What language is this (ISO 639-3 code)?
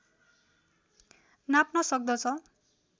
nep